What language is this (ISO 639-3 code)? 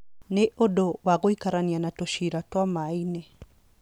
kik